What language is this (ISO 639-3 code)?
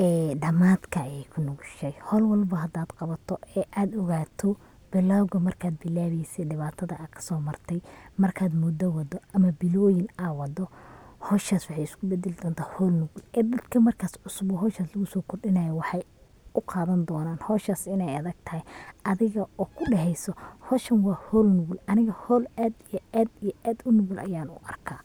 som